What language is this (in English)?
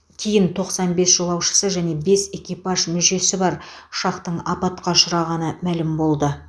Kazakh